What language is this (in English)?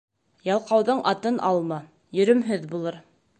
Bashkir